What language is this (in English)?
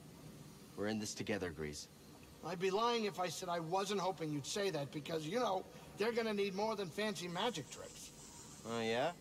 German